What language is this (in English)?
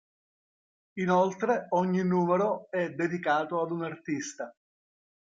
Italian